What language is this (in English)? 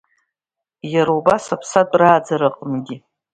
Abkhazian